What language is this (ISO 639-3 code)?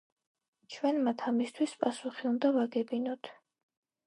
kat